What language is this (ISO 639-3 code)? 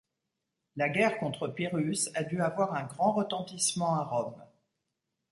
fra